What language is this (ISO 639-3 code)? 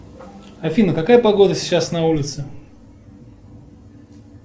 rus